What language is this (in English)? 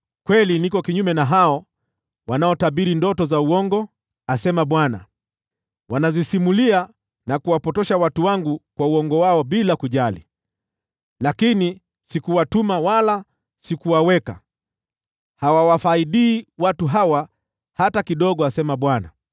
Swahili